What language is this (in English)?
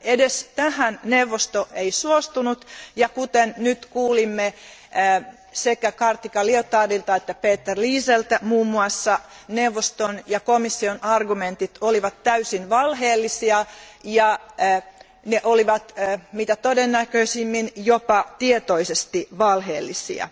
Finnish